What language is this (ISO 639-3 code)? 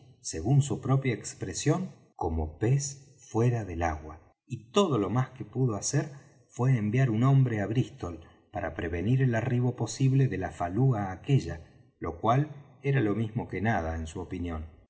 spa